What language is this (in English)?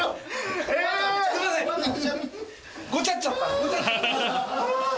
Japanese